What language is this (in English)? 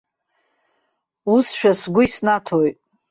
Abkhazian